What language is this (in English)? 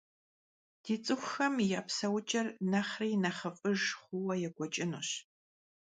Kabardian